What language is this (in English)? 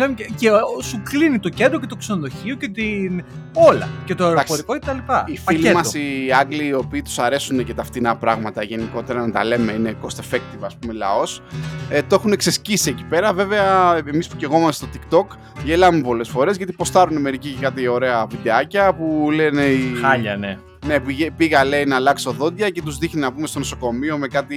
Greek